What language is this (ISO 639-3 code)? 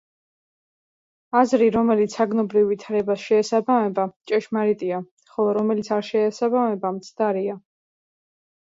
kat